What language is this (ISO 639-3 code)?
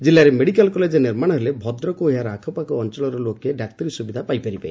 ori